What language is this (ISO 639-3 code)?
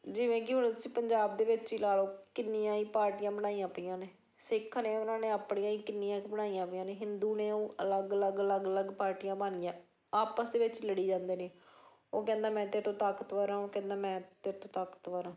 pan